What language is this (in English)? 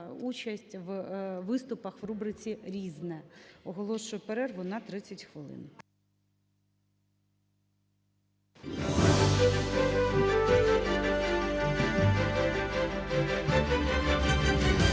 Ukrainian